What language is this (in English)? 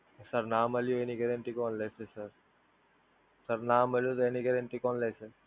Gujarati